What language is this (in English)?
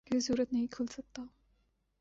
Urdu